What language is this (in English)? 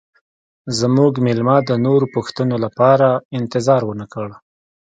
Pashto